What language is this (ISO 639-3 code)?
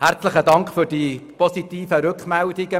gsw